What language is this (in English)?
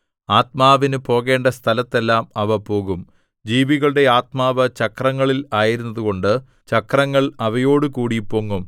Malayalam